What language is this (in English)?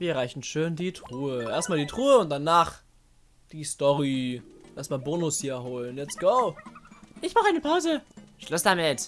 German